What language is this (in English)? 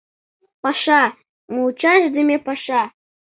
Mari